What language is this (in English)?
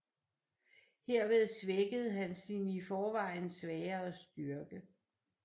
Danish